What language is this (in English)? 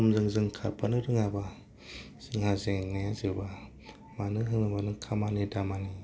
Bodo